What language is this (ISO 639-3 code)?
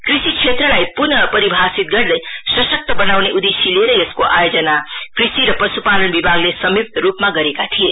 nep